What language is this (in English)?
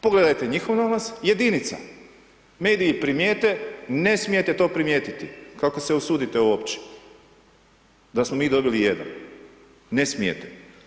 Croatian